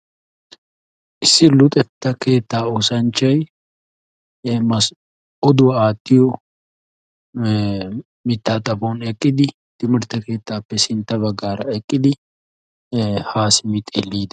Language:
Wolaytta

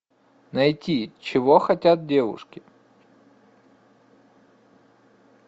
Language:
Russian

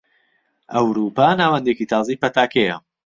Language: Central Kurdish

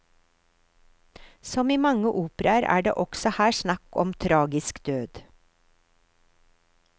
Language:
Norwegian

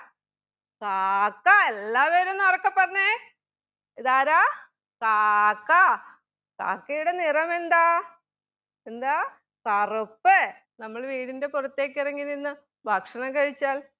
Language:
Malayalam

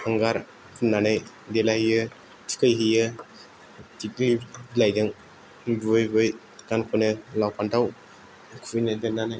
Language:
Bodo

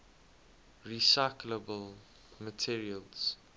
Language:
English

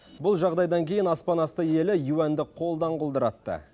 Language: Kazakh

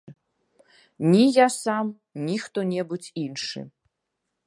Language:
Belarusian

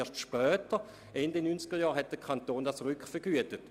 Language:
Swiss German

